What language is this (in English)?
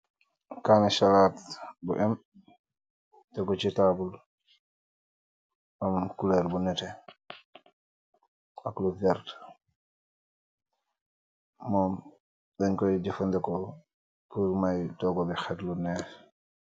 Wolof